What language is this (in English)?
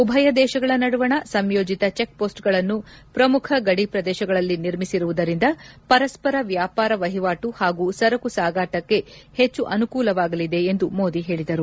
Kannada